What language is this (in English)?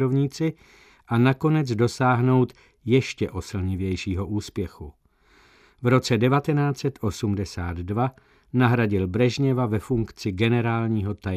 Czech